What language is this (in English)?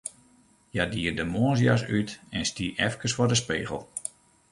Western Frisian